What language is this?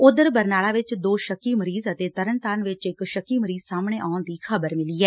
Punjabi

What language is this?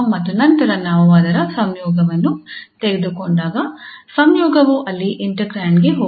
Kannada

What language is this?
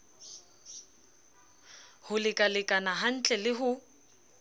Southern Sotho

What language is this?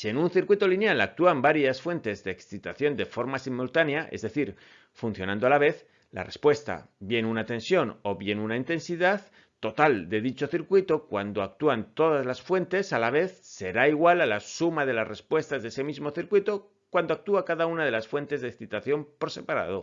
Spanish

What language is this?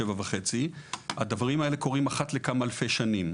Hebrew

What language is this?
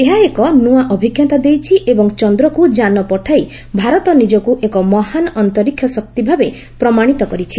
Odia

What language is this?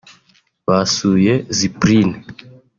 Kinyarwanda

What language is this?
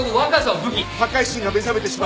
Japanese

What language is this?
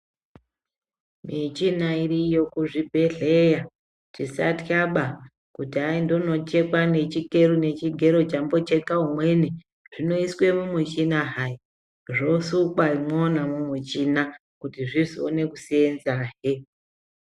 Ndau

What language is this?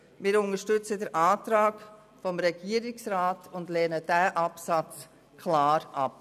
Swiss German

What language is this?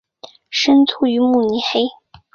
Chinese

